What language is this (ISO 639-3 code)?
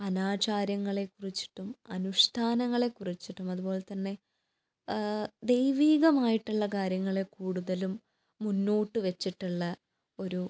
mal